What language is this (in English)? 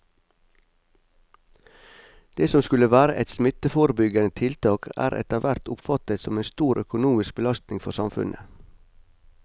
Norwegian